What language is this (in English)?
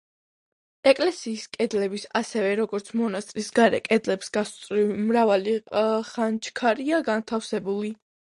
Georgian